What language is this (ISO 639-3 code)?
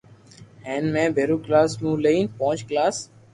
lrk